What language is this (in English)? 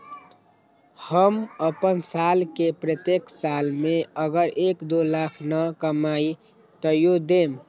Magahi